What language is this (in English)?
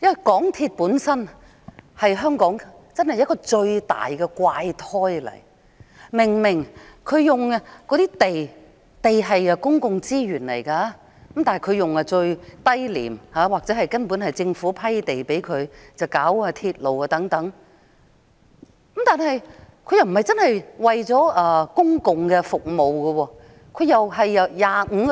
Cantonese